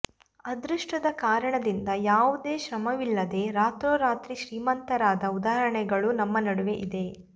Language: Kannada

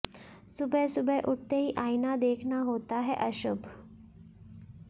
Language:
Hindi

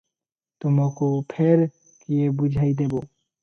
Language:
Odia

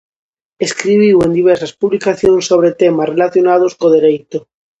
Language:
Galician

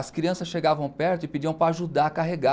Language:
Portuguese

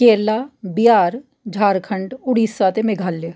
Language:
Dogri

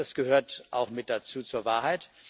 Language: German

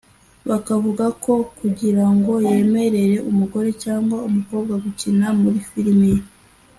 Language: Kinyarwanda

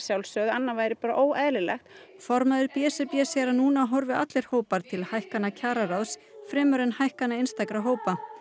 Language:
Icelandic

